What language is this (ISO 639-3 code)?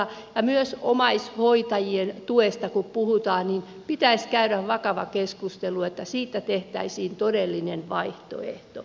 fin